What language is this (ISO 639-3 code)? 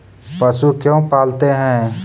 mag